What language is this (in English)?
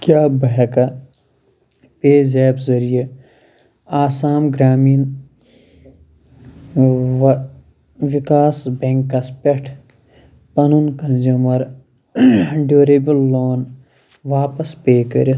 Kashmiri